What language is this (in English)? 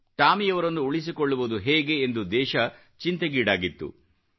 Kannada